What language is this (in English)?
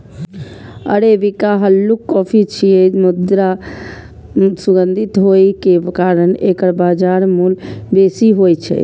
Maithili